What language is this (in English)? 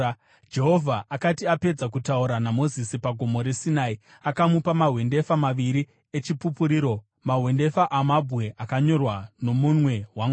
Shona